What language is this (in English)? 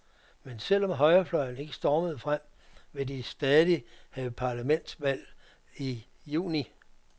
Danish